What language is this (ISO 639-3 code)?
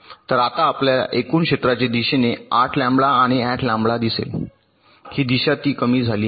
mar